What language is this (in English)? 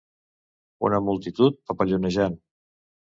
Catalan